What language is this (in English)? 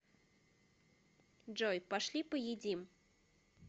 Russian